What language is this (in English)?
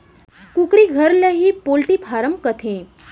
Chhattisgarhi